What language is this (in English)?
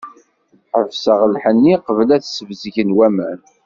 Kabyle